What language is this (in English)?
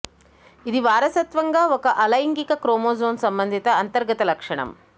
Telugu